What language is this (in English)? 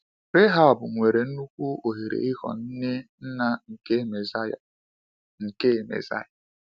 Igbo